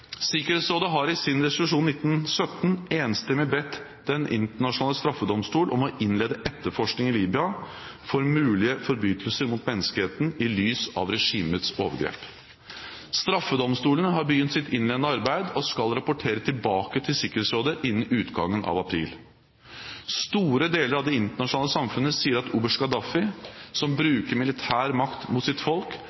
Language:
Norwegian Bokmål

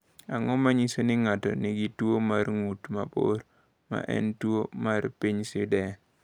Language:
Luo (Kenya and Tanzania)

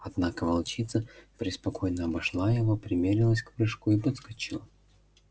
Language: Russian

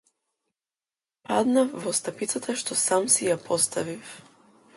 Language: Macedonian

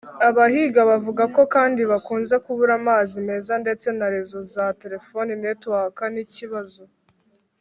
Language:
Kinyarwanda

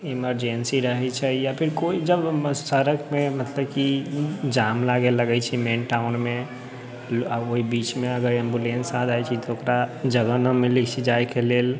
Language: Maithili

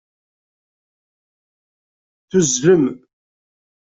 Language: Kabyle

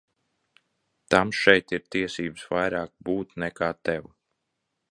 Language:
Latvian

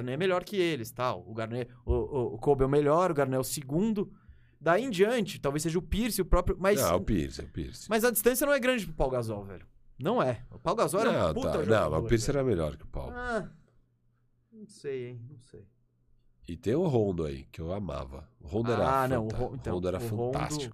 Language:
Portuguese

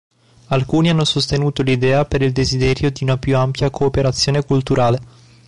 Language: Italian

